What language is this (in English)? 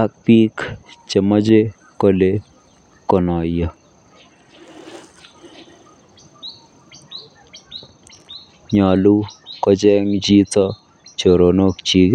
Kalenjin